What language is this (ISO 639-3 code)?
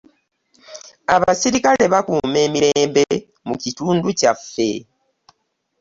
lug